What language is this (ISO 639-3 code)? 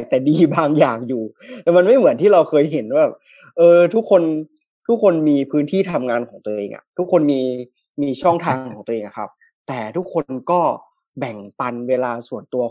tha